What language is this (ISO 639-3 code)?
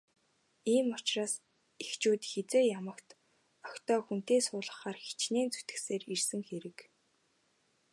mon